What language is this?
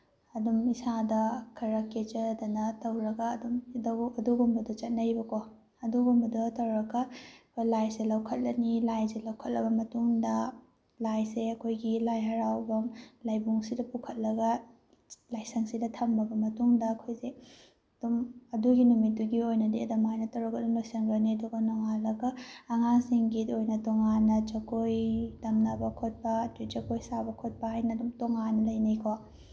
Manipuri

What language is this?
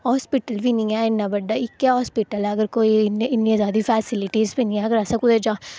Dogri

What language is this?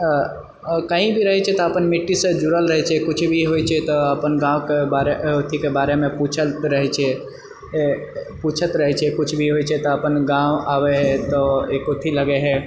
Maithili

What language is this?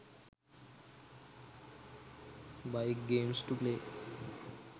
Sinhala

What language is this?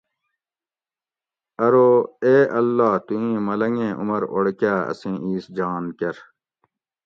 Gawri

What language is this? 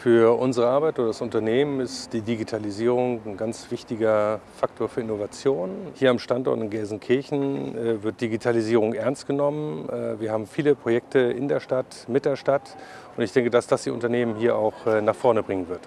German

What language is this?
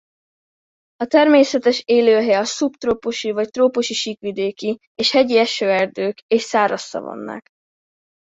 Hungarian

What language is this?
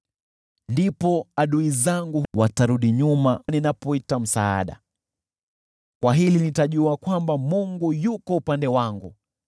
Swahili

